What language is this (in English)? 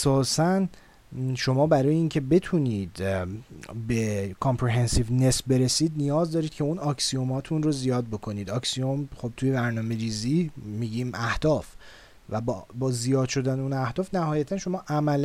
Persian